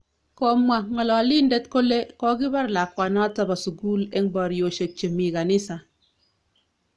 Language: Kalenjin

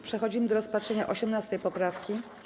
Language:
Polish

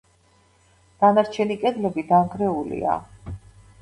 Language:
Georgian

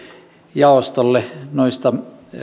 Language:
Finnish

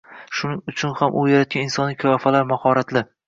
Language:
Uzbek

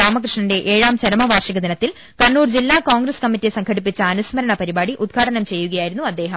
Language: Malayalam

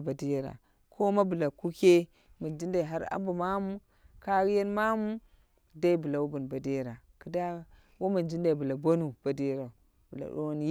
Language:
Dera (Nigeria)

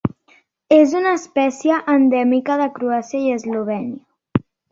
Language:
Catalan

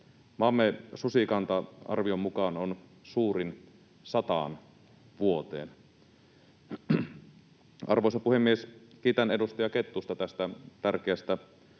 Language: Finnish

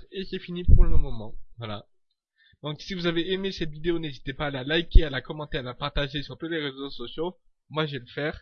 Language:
French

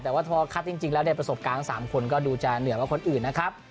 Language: Thai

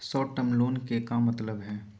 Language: Magahi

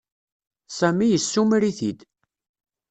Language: Kabyle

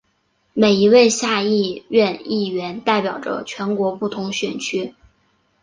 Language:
Chinese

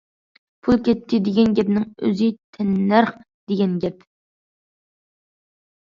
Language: Uyghur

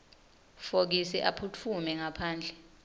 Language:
Swati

